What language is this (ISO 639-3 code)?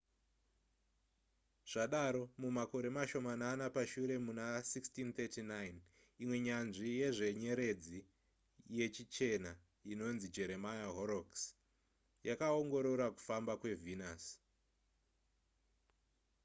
sna